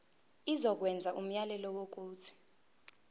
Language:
Zulu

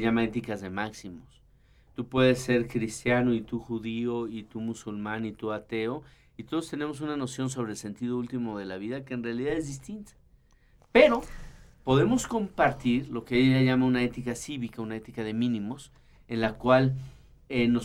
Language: Spanish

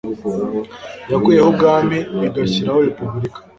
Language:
Kinyarwanda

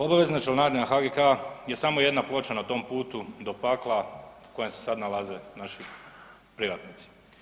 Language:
Croatian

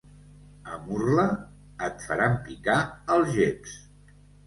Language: Catalan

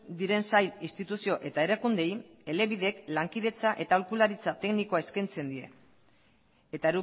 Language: Basque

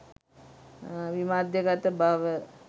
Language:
Sinhala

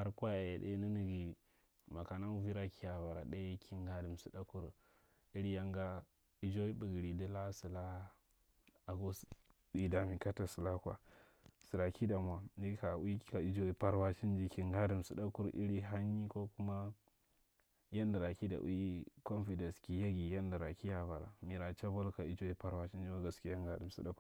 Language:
Marghi Central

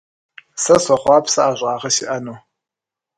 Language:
Kabardian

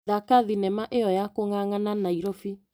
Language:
Kikuyu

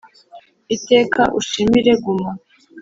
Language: Kinyarwanda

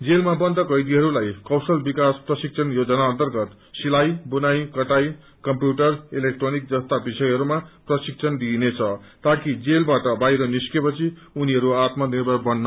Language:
Nepali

